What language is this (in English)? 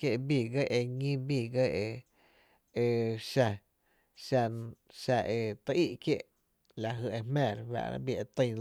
Tepinapa Chinantec